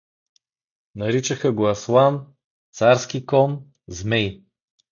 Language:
Bulgarian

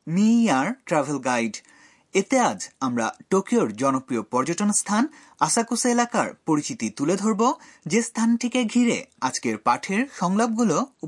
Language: Bangla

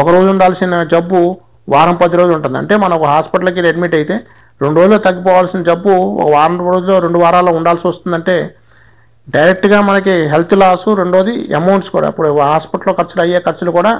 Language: Telugu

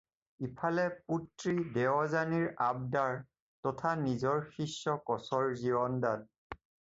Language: Assamese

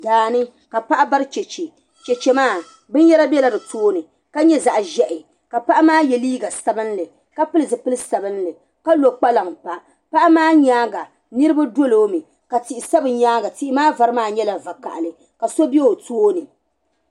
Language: Dagbani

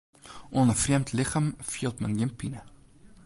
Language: Western Frisian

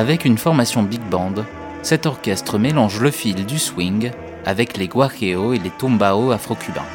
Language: French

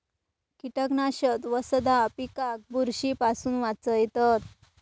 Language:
Marathi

